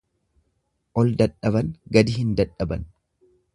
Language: Oromo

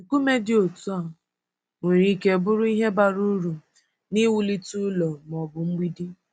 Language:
Igbo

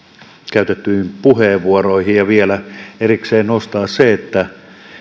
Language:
Finnish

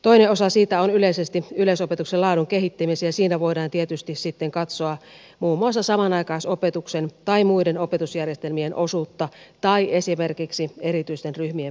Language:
Finnish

